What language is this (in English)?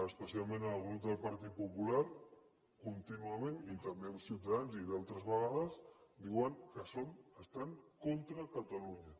Catalan